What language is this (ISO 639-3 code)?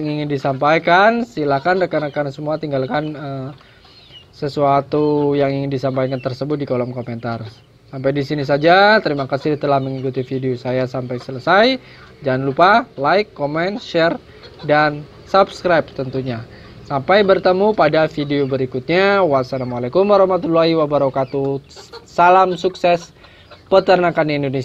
ind